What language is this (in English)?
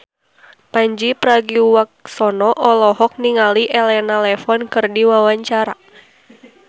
Sundanese